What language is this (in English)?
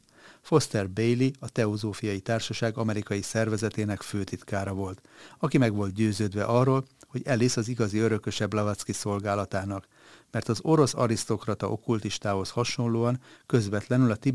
Hungarian